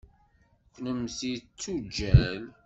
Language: Kabyle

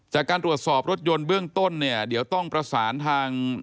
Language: Thai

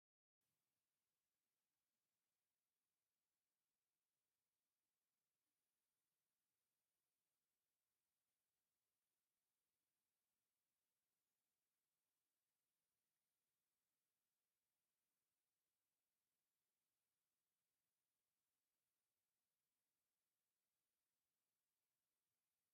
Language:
Tigrinya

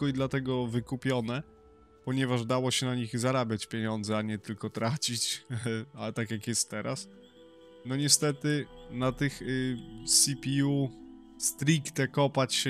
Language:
Polish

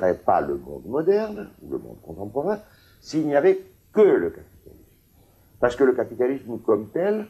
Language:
French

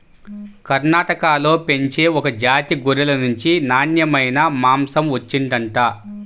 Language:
Telugu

